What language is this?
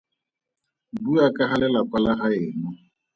Tswana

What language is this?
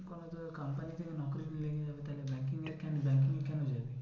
Bangla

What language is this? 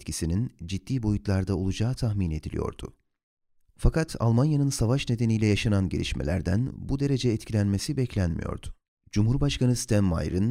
Turkish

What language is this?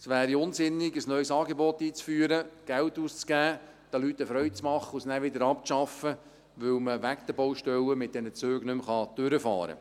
Swiss German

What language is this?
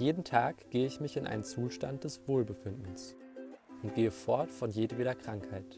German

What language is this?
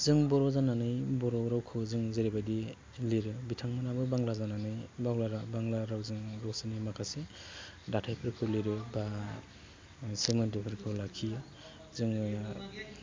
Bodo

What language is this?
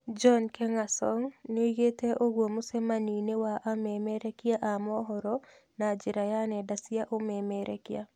Kikuyu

